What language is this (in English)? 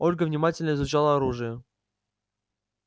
Russian